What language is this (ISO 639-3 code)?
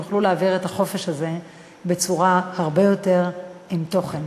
heb